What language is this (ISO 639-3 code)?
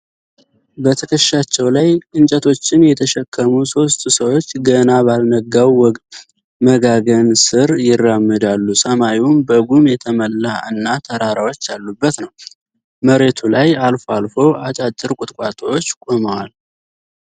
amh